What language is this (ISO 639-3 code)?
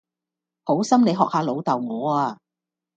yue